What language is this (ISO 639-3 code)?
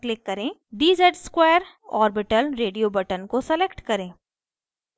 hin